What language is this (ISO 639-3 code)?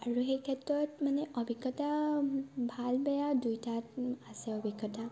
asm